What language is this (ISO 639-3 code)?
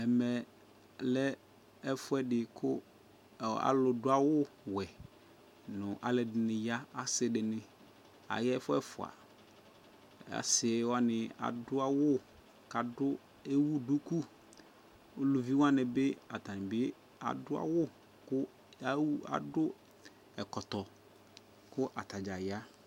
kpo